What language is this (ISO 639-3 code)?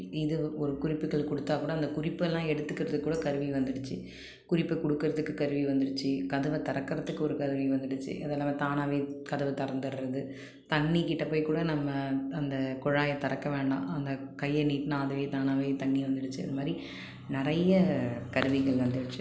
tam